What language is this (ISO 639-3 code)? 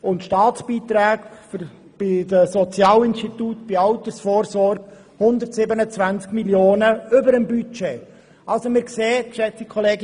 gsw